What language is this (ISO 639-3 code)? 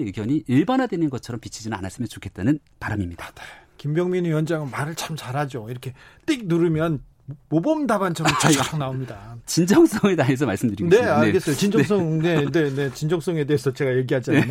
kor